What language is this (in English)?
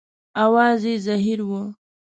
Pashto